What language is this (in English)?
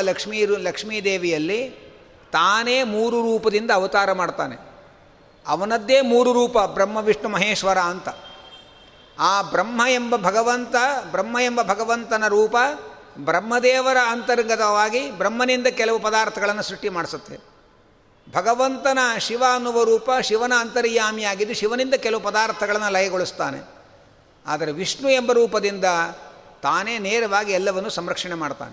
Kannada